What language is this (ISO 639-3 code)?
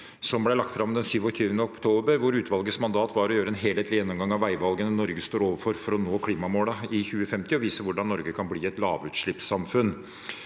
nor